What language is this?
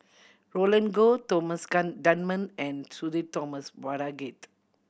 English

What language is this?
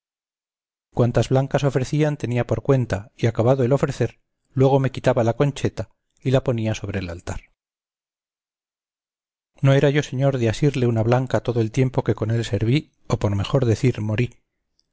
Spanish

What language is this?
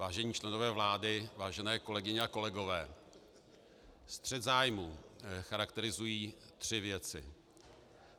Czech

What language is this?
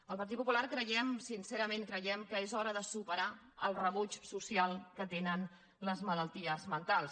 Catalan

